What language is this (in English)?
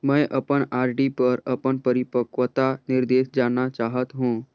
Chhattisgarhi